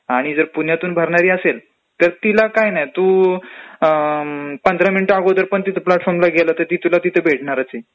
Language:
Marathi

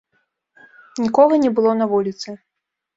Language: Belarusian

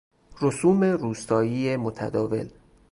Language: Persian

